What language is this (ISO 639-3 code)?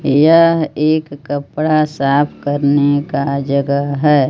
hin